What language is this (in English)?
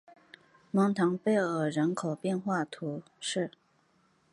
Chinese